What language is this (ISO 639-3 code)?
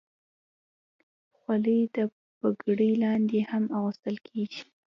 pus